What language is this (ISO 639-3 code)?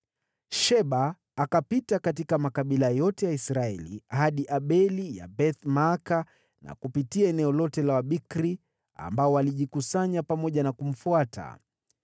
swa